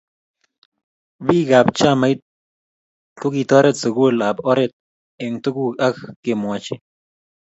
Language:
Kalenjin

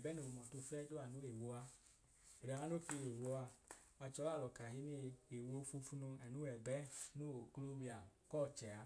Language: Idoma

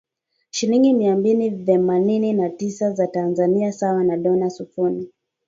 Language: Swahili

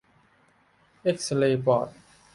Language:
Thai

